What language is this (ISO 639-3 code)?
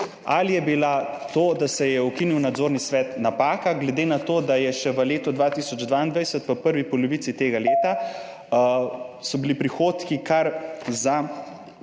slv